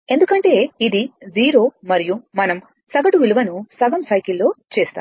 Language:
Telugu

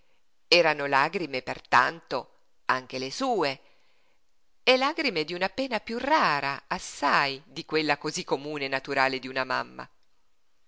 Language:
Italian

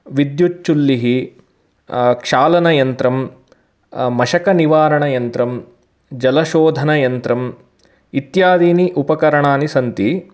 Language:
Sanskrit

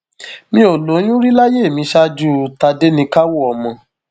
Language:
Yoruba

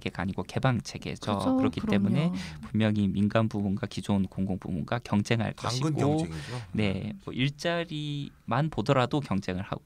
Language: Korean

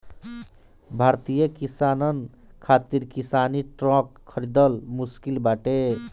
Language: Bhojpuri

